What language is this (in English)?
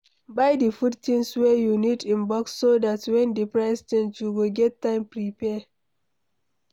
Nigerian Pidgin